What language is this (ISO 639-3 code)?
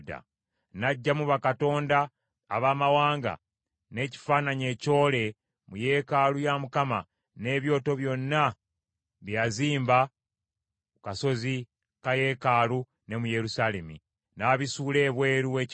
lug